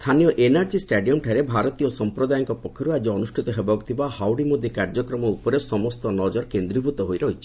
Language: Odia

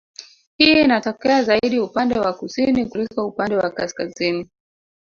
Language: Swahili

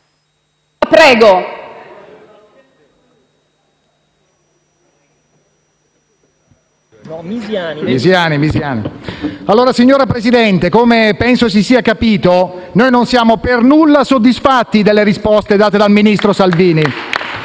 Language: Italian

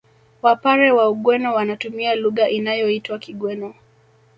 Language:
Swahili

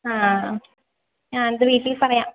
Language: Malayalam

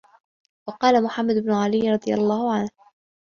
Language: Arabic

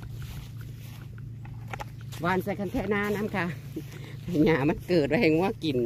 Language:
Thai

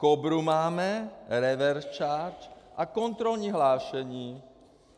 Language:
Czech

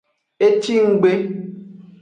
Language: Aja (Benin)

